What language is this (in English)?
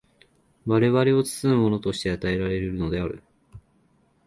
Japanese